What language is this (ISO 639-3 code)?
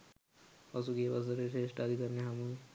sin